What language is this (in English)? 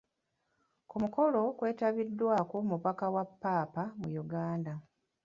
Ganda